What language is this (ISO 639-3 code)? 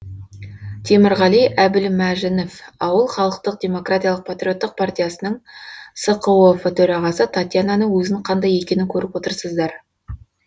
kaz